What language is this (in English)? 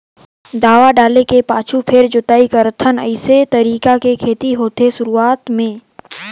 Chhattisgarhi